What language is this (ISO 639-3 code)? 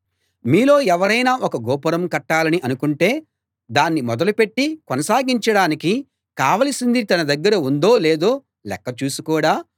tel